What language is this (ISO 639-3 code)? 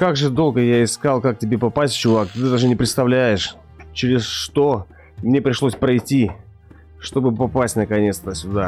rus